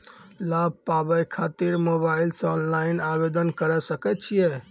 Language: Maithili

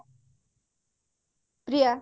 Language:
Odia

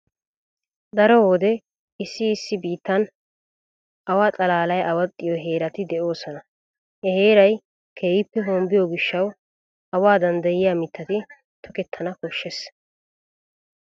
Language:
Wolaytta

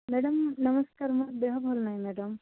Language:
Odia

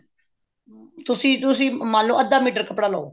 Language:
Punjabi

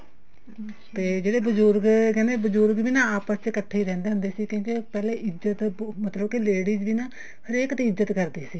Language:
Punjabi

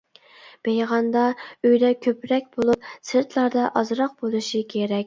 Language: Uyghur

